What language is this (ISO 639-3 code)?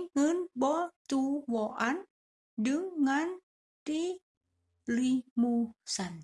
tha